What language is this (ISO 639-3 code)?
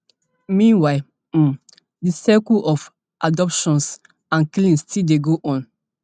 pcm